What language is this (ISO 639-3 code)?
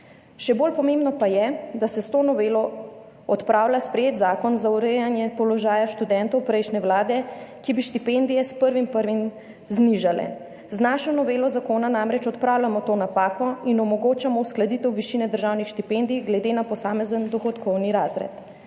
slv